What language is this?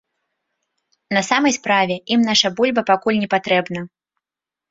Belarusian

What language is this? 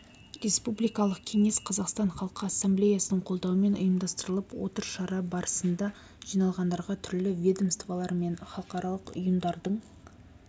Kazakh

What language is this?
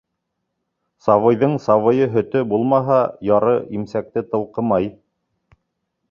Bashkir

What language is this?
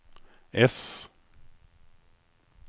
Swedish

